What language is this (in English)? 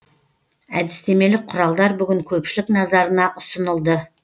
Kazakh